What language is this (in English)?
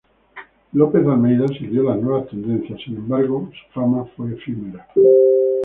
Spanish